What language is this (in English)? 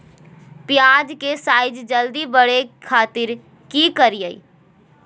Magahi